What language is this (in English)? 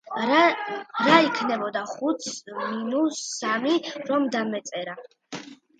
Georgian